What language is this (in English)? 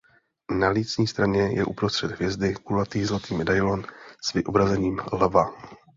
Czech